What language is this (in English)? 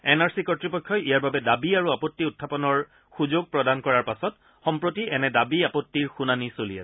Assamese